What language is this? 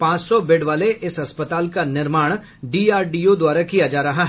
Hindi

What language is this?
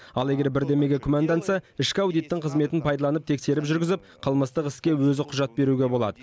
Kazakh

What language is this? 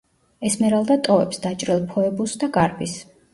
Georgian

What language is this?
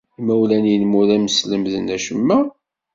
Kabyle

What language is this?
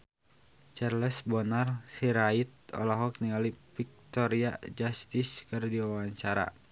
Sundanese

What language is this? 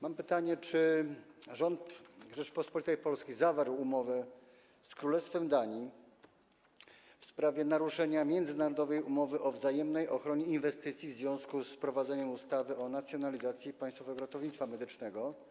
Polish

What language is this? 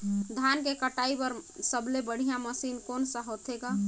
Chhattisgarhi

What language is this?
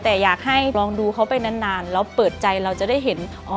Thai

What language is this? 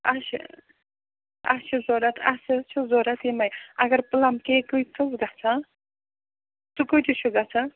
Kashmiri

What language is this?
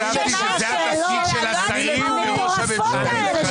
Hebrew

